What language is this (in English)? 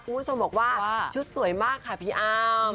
Thai